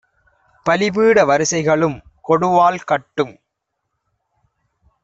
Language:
Tamil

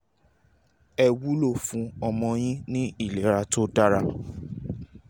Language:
Yoruba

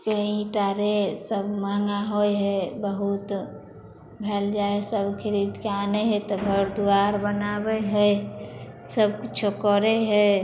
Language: Maithili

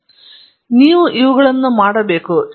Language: Kannada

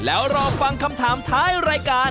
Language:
Thai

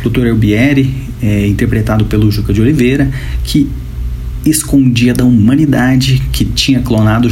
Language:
Portuguese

